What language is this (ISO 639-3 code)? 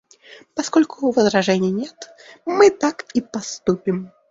rus